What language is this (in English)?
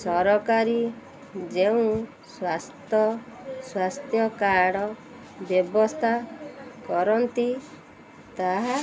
Odia